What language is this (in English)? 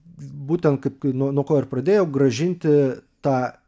Lithuanian